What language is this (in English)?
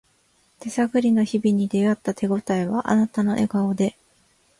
Japanese